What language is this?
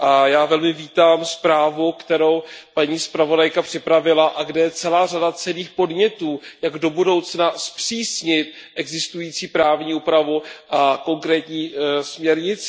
Czech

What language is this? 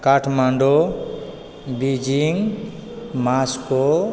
Maithili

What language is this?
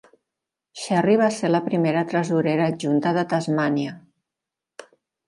Catalan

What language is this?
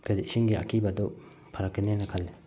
Manipuri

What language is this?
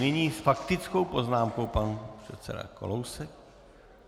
Czech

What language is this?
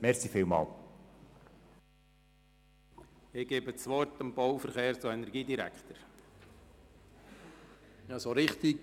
Swiss German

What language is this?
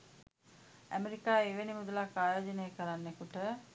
Sinhala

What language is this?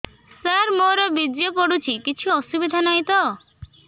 Odia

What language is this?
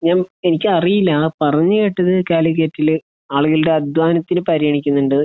Malayalam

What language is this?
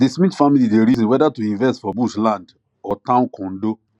Nigerian Pidgin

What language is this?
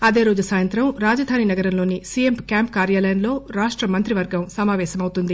Telugu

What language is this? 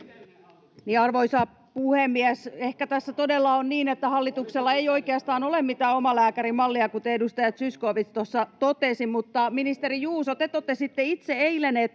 Finnish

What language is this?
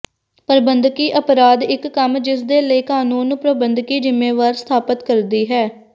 Punjabi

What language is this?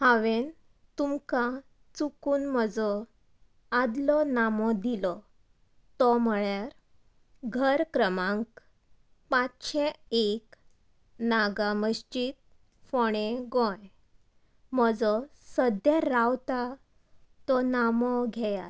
Konkani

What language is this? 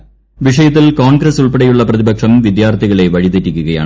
Malayalam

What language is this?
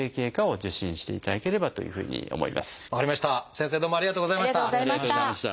Japanese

